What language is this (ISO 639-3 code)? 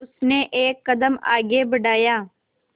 hin